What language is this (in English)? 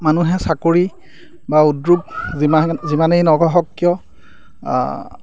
Assamese